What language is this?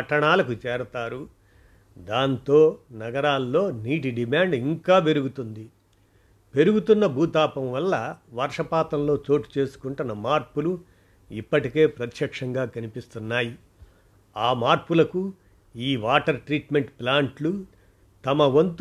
Telugu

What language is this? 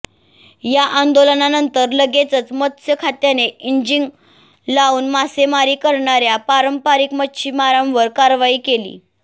Marathi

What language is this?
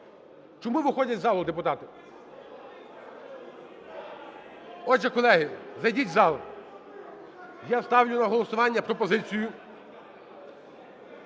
Ukrainian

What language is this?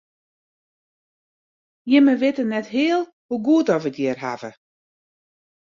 Western Frisian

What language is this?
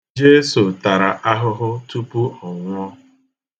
Igbo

